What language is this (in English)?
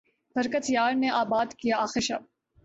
Urdu